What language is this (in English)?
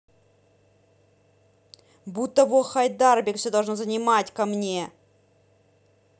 Russian